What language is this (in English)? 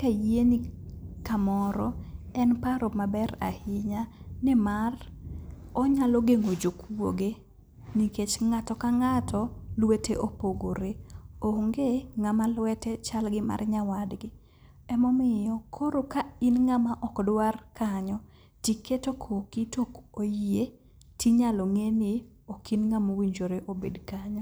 Luo (Kenya and Tanzania)